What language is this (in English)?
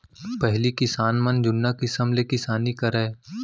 Chhattisgarhi